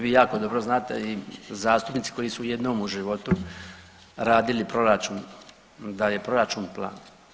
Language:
Croatian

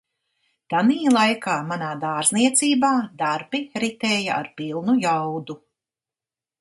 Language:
Latvian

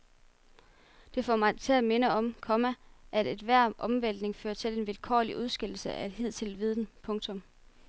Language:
Danish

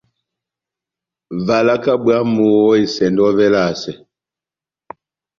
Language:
Batanga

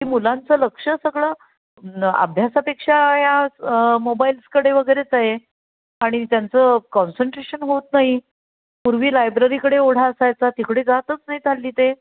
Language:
Marathi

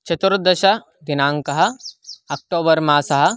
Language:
Sanskrit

